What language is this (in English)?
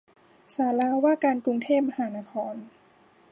Thai